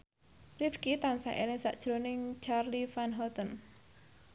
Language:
Javanese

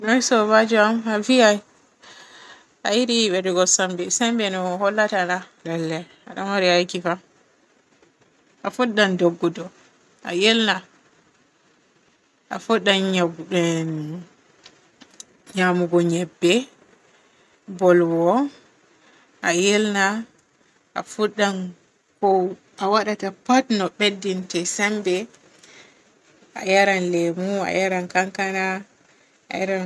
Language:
Borgu Fulfulde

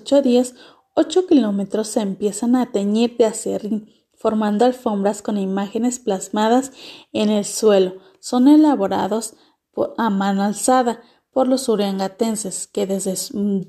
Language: Spanish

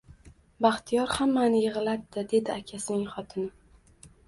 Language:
Uzbek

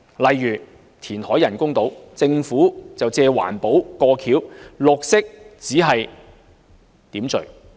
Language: Cantonese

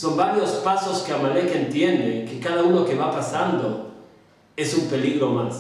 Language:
Spanish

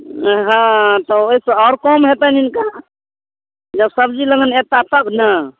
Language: Maithili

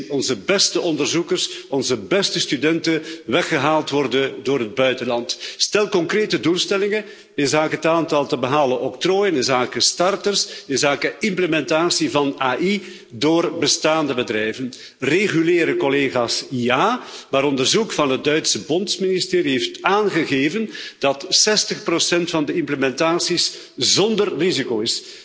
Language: Dutch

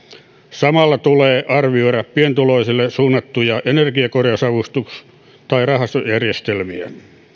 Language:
Finnish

